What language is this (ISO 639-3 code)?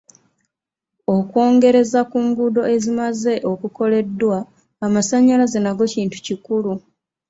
lug